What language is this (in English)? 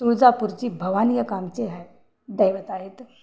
Marathi